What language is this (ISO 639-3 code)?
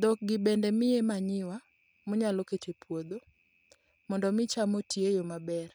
luo